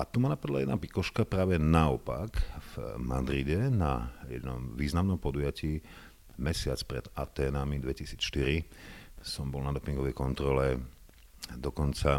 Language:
Slovak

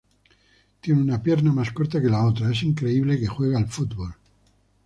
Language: Spanish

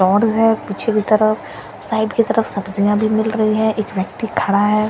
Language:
Hindi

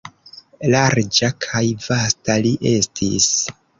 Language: Esperanto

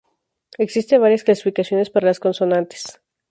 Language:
Spanish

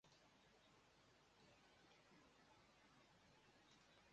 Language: Cantonese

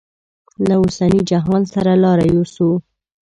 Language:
Pashto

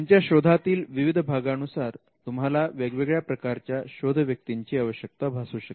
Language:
Marathi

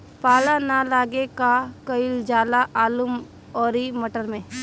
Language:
Bhojpuri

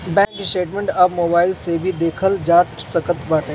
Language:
Bhojpuri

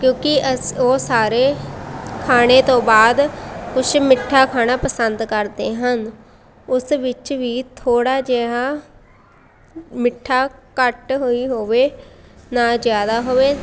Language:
Punjabi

